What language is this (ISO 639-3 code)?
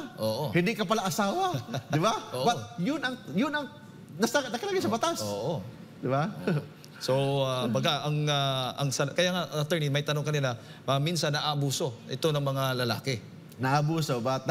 fil